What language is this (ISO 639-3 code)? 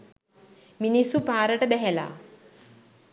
sin